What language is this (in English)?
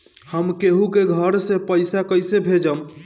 Bhojpuri